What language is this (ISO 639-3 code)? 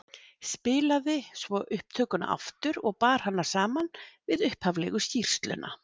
isl